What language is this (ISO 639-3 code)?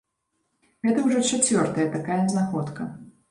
bel